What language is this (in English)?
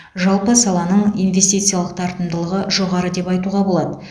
Kazakh